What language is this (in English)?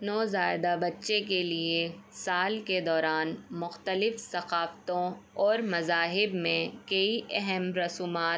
Urdu